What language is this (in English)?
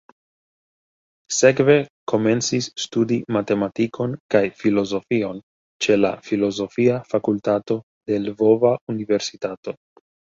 Esperanto